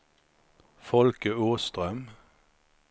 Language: Swedish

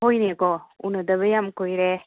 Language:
Manipuri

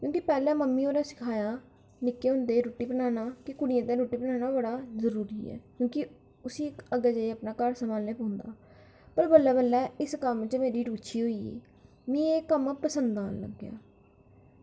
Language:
Dogri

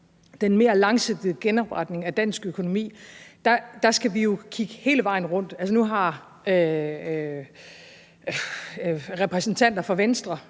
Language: Danish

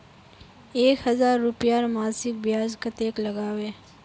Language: Magahi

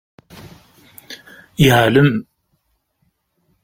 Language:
Kabyle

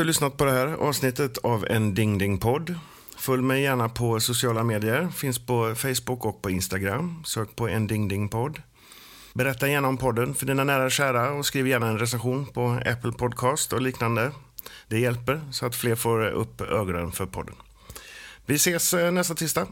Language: Swedish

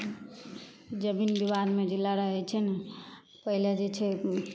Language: Maithili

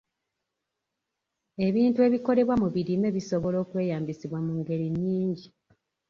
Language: Ganda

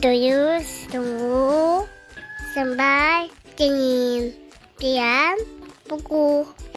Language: Indonesian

